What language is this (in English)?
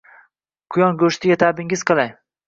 Uzbek